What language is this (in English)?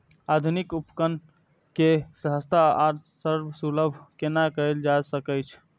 Maithili